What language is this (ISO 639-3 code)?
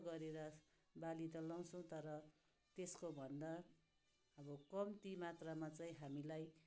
nep